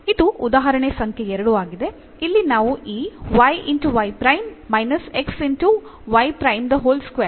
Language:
Kannada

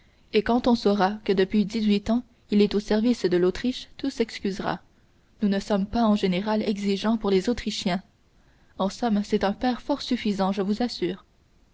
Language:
French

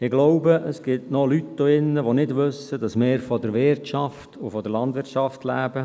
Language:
Swiss German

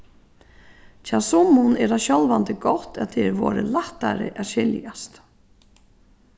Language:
Faroese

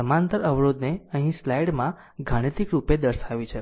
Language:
Gujarati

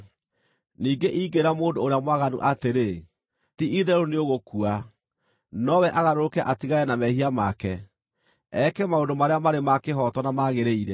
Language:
Kikuyu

